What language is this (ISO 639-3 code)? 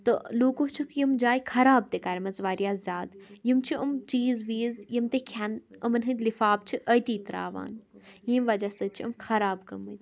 kas